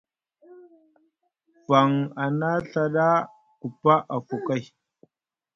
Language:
Musgu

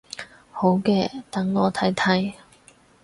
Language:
Cantonese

